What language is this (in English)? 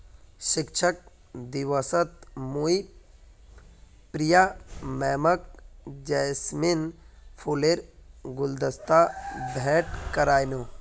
Magahi